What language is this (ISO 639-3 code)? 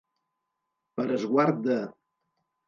cat